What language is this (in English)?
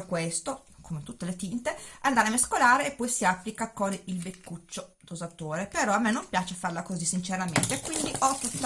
Italian